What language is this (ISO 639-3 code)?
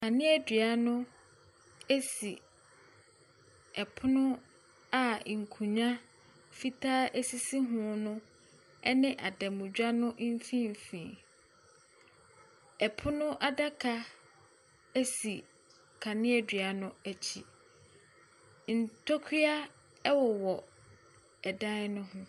aka